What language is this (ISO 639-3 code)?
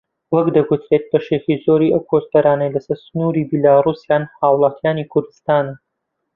ckb